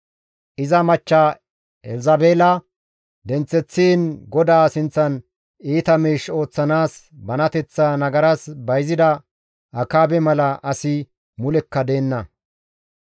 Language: Gamo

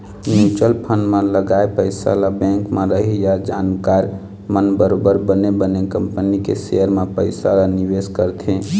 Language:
Chhattisgarhi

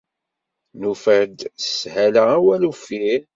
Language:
Kabyle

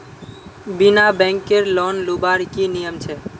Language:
Magahi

